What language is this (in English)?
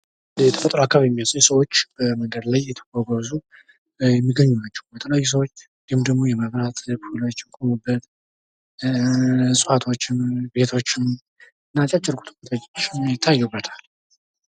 Amharic